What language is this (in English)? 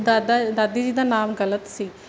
Punjabi